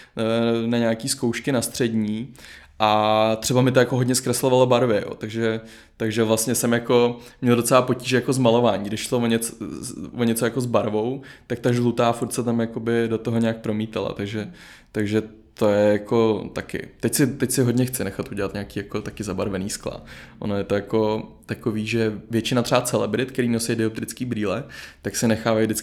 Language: Czech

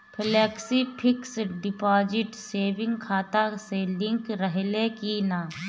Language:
Bhojpuri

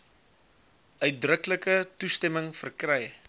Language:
Afrikaans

